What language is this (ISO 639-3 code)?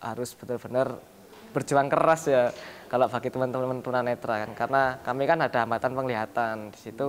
ind